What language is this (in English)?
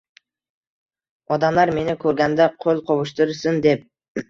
Uzbek